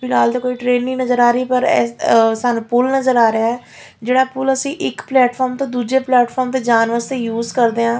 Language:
Punjabi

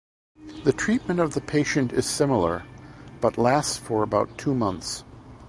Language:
English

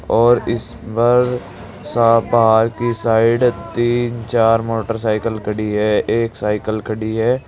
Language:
Hindi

